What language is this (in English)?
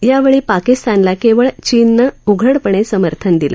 Marathi